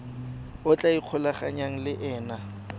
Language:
Tswana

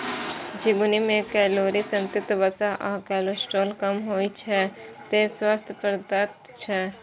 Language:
Maithili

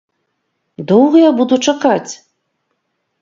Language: Belarusian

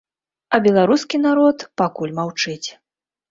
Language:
Belarusian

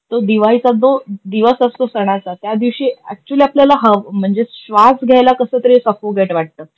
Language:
Marathi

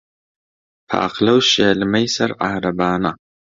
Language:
Central Kurdish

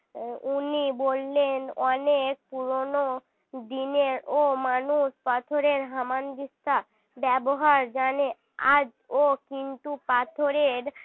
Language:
Bangla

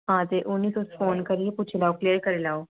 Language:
Dogri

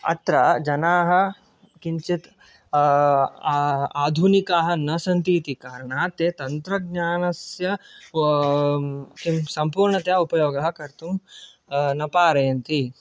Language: Sanskrit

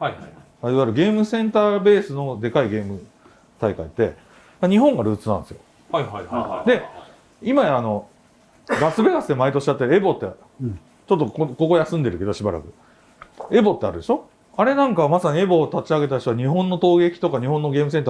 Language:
Japanese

